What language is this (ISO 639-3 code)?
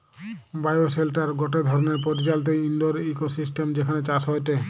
ben